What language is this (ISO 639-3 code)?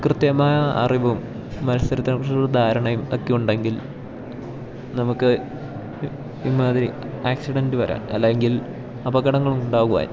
mal